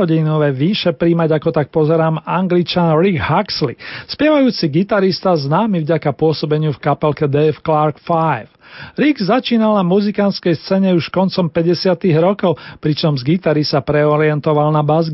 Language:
Slovak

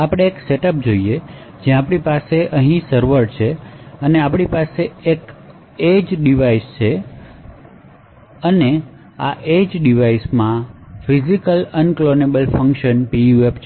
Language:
Gujarati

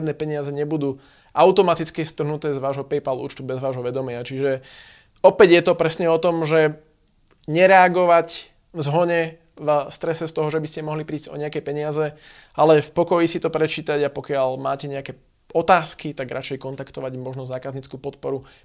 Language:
Slovak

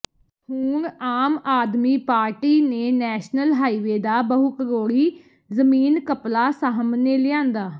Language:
Punjabi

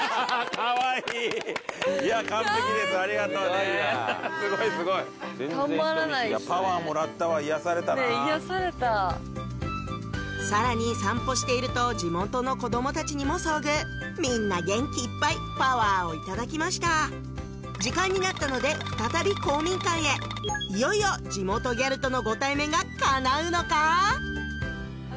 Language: Japanese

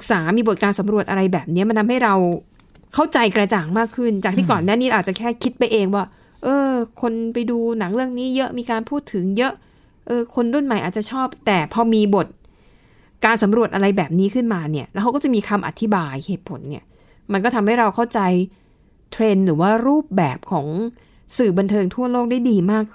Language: Thai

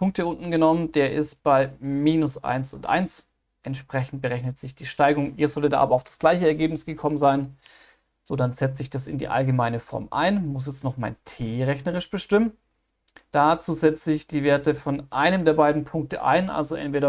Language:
German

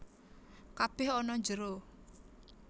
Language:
Javanese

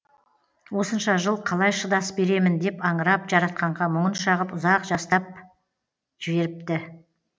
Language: Kazakh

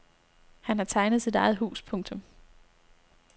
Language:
Danish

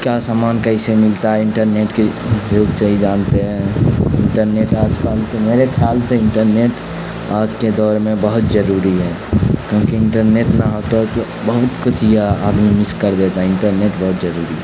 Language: Urdu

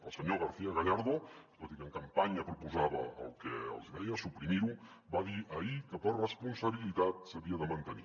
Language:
Catalan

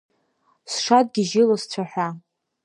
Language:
Abkhazian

